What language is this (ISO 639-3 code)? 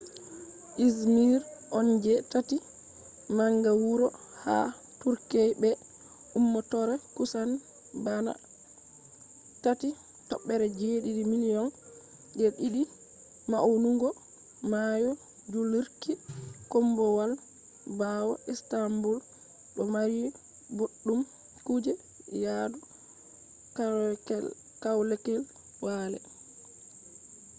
ful